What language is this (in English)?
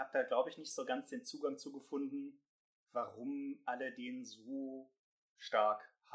German